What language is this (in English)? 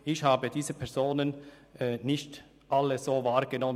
Swiss German